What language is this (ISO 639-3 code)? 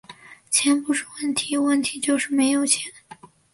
zho